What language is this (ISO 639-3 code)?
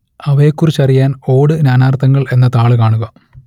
mal